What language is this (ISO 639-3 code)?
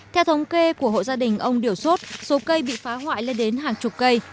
vie